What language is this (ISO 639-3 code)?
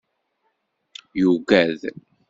kab